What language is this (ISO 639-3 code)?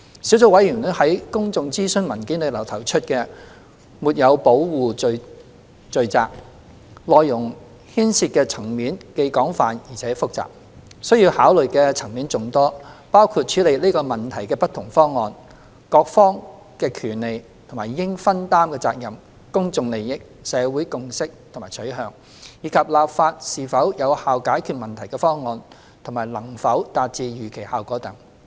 yue